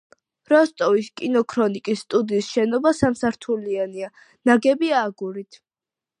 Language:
Georgian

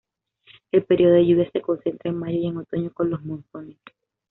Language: Spanish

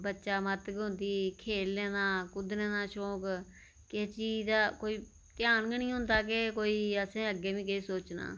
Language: Dogri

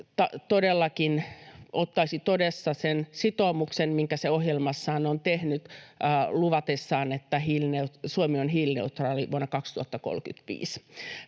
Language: Finnish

